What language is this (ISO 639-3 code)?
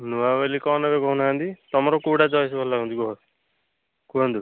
ori